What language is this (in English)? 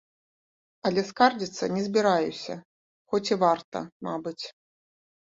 Belarusian